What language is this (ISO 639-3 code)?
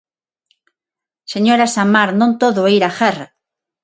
glg